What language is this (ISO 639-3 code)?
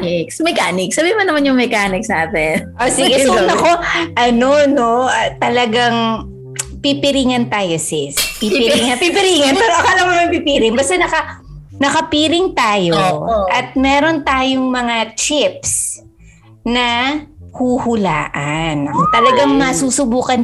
fil